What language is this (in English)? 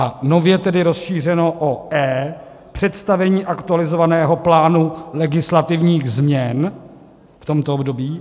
Czech